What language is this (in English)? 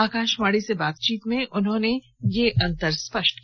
Hindi